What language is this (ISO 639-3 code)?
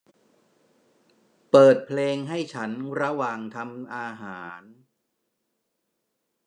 tha